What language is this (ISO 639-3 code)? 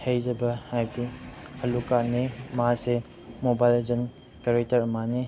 mni